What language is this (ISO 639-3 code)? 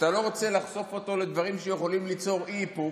heb